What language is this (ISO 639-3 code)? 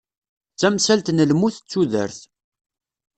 kab